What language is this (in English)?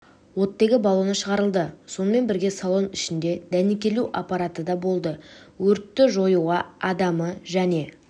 Kazakh